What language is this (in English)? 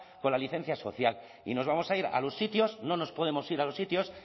Spanish